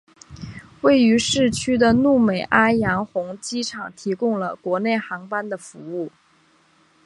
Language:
Chinese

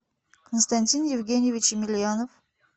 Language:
Russian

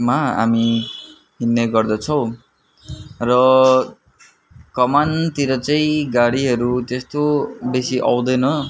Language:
Nepali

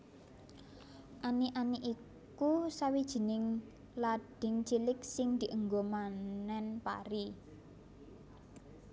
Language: Javanese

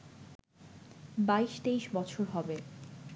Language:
Bangla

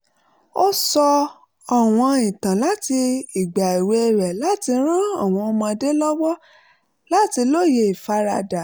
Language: Yoruba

